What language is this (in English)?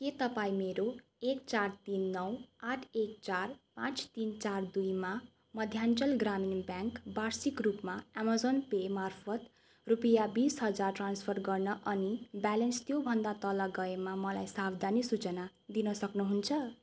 Nepali